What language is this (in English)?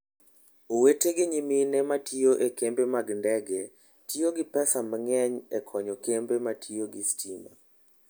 Luo (Kenya and Tanzania)